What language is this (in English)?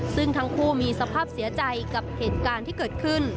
Thai